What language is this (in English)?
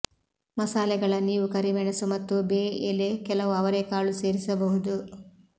Kannada